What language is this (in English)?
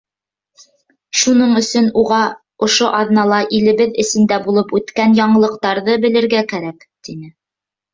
Bashkir